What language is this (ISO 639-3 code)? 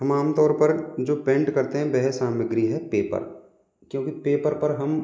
hin